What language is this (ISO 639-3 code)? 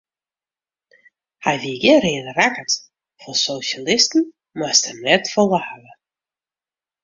fry